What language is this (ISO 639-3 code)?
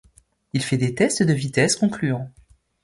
fra